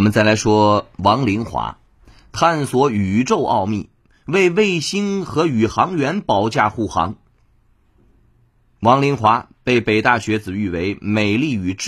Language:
Chinese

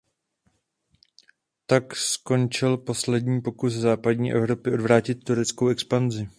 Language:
Czech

